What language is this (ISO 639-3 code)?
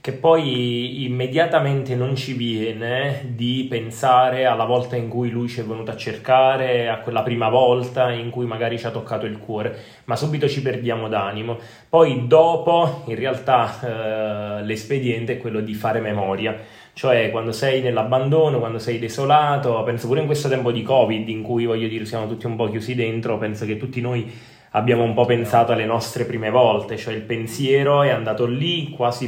ita